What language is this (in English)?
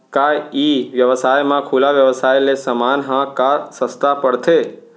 Chhattisgarhi